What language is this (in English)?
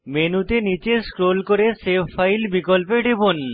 Bangla